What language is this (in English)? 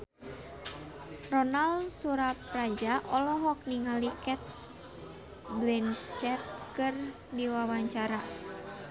Sundanese